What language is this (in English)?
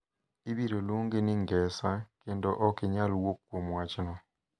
Luo (Kenya and Tanzania)